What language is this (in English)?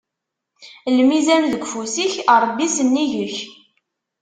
Kabyle